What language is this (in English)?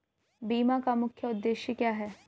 Hindi